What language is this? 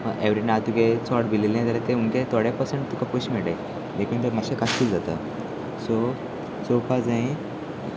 Konkani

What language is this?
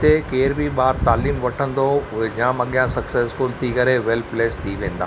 Sindhi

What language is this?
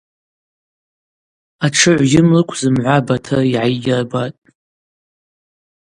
Abaza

